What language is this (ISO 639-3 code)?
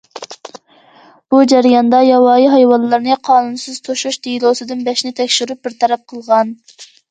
uig